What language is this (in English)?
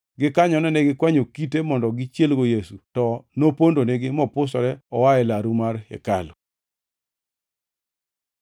Luo (Kenya and Tanzania)